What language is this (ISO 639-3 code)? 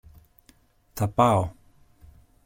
ell